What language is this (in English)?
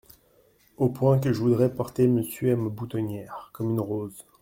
French